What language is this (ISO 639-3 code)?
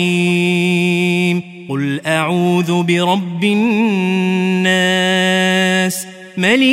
ara